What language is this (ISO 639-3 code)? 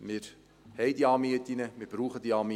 gsw